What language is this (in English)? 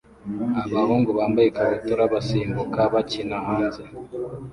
Kinyarwanda